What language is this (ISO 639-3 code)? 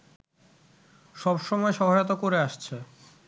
ben